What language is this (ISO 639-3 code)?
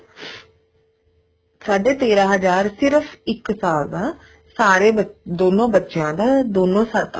pan